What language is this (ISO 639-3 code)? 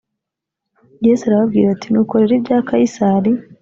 kin